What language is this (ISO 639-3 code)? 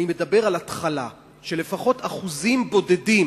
heb